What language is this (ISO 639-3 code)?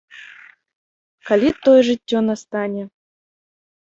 bel